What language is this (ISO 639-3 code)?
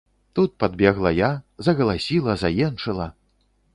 bel